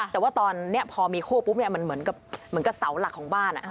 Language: Thai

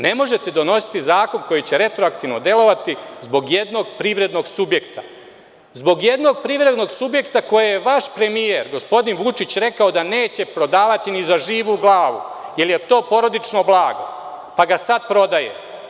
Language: Serbian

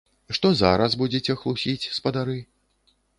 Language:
Belarusian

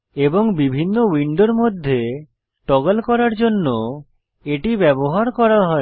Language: Bangla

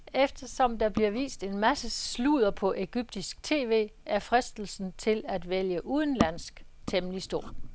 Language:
Danish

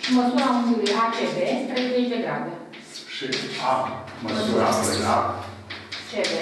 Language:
Romanian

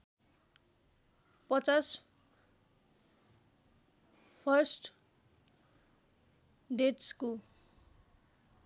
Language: Nepali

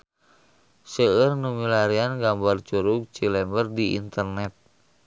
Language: Sundanese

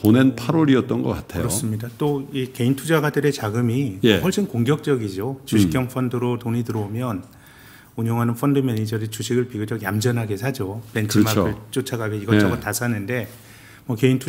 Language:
Korean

